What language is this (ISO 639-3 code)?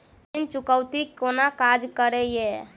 mai